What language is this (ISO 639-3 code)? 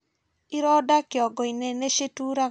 kik